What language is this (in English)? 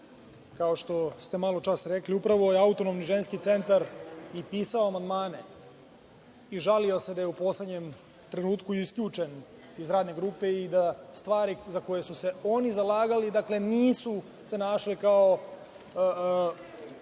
Serbian